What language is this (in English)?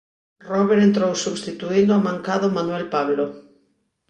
Galician